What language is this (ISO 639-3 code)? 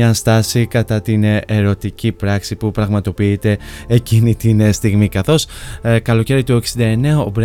ell